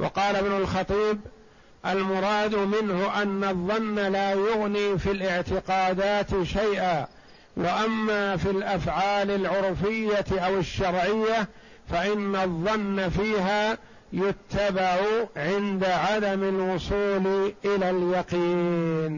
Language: Arabic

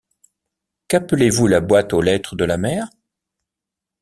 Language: French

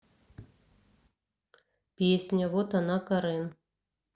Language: Russian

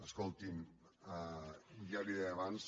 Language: Catalan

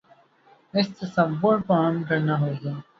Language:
Urdu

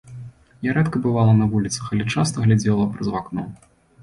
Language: Belarusian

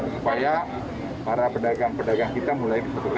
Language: Indonesian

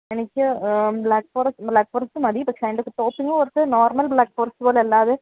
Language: Malayalam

